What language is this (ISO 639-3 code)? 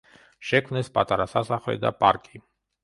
kat